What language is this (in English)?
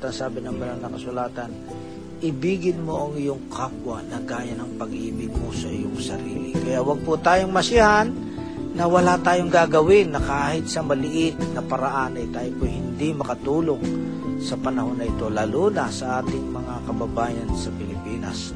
Filipino